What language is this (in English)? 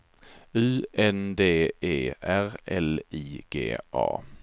Swedish